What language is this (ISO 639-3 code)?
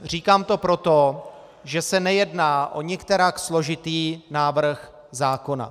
ces